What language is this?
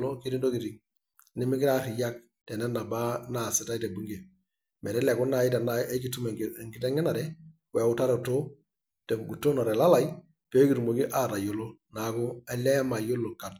Masai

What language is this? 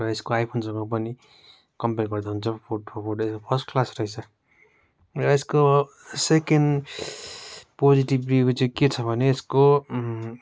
Nepali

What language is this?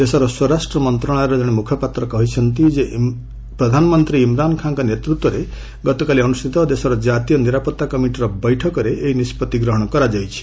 Odia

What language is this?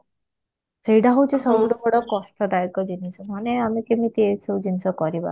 Odia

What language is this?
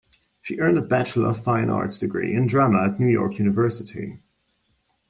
English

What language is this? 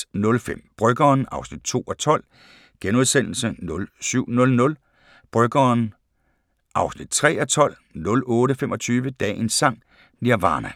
Danish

